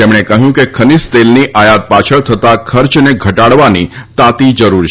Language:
Gujarati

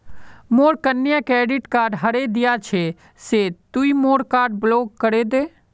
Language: Magahi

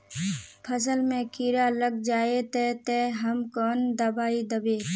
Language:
Magahi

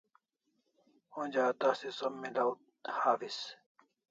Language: Kalasha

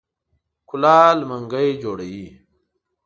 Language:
Pashto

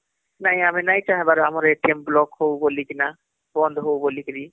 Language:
Odia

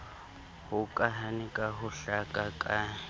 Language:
Southern Sotho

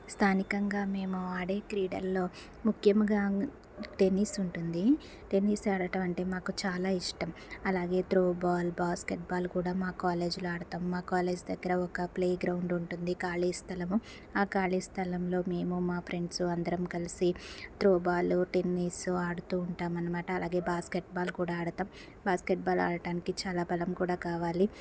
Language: Telugu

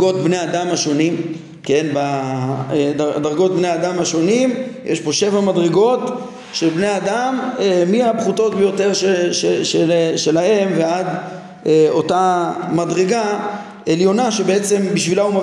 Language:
Hebrew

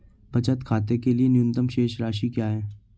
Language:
Hindi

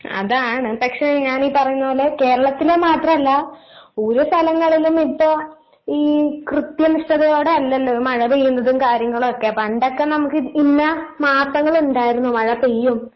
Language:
Malayalam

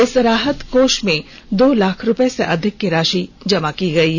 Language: Hindi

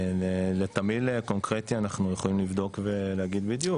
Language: Hebrew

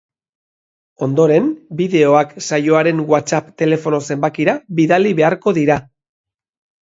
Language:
Basque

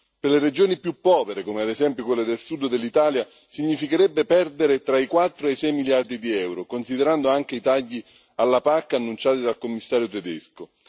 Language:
Italian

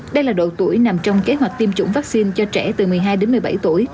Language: Vietnamese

